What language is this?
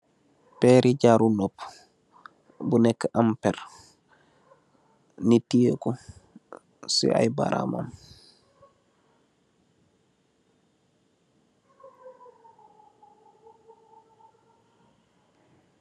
Wolof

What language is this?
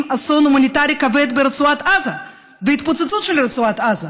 Hebrew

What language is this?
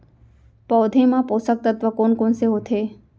Chhattisgarhi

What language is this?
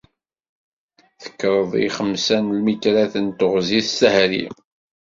Kabyle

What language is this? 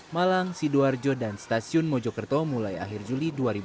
Indonesian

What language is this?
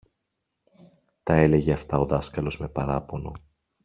Greek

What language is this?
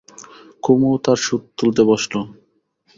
Bangla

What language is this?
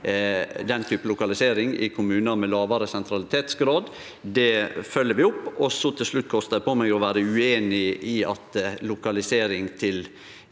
Norwegian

